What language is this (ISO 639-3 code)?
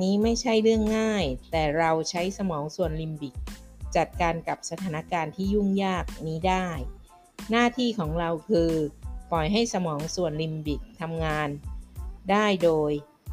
tha